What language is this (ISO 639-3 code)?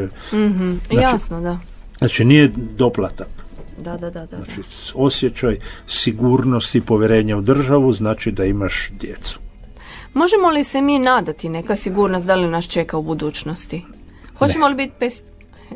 hrv